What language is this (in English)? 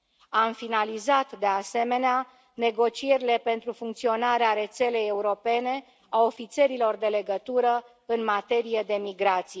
Romanian